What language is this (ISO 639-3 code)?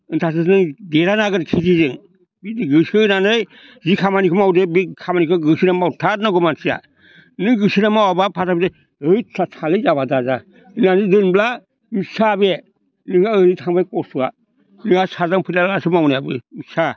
brx